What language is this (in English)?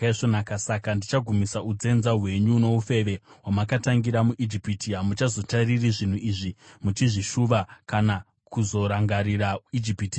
Shona